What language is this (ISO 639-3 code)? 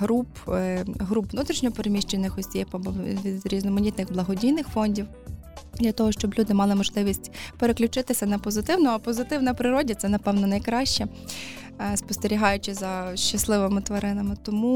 ukr